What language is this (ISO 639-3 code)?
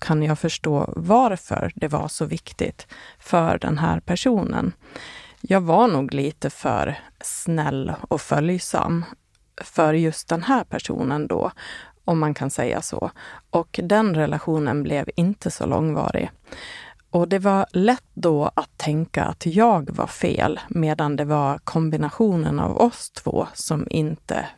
swe